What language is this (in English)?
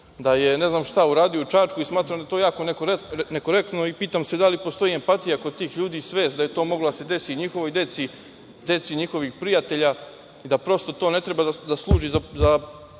Serbian